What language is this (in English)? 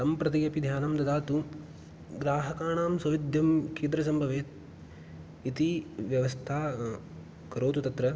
Sanskrit